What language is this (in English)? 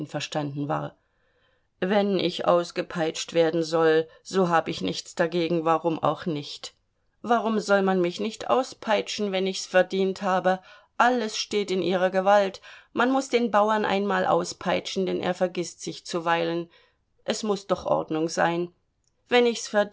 German